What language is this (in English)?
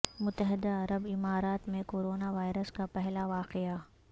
Urdu